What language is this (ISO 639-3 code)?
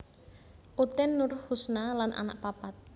jav